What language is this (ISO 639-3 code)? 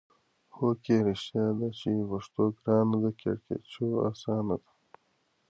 pus